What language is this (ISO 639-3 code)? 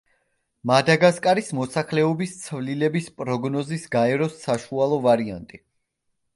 kat